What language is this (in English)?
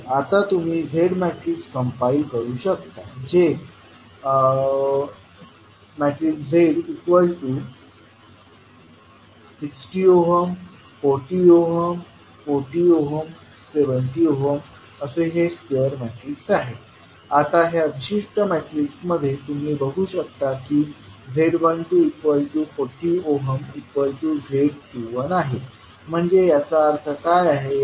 Marathi